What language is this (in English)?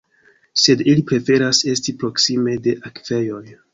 Esperanto